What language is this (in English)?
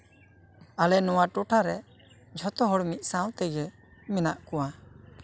Santali